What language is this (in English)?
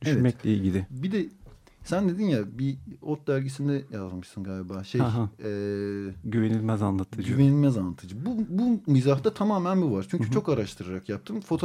Turkish